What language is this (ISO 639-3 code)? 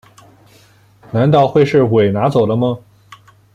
zho